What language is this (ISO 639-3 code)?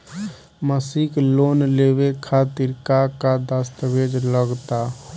bho